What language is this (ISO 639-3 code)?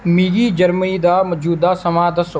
doi